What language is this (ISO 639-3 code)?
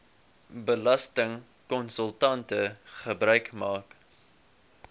afr